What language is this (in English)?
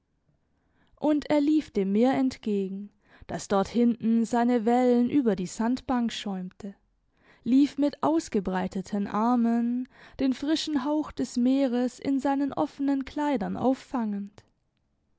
German